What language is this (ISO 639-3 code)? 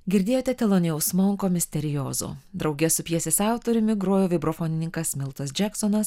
lit